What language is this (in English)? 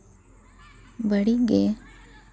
Santali